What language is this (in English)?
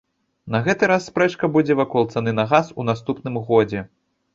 Belarusian